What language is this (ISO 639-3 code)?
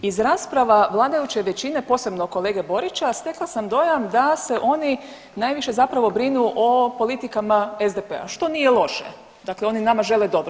hrv